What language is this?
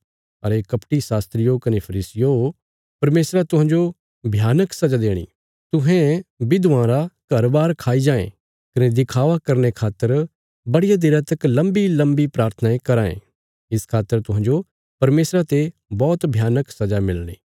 Bilaspuri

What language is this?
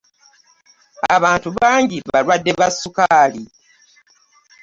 Ganda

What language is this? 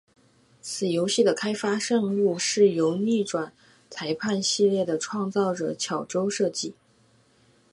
Chinese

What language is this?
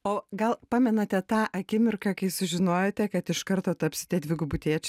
Lithuanian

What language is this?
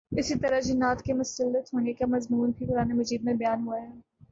Urdu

